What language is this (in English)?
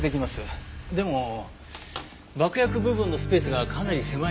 Japanese